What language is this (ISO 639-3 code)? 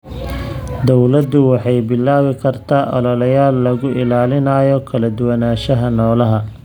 som